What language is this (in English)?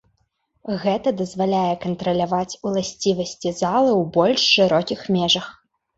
Belarusian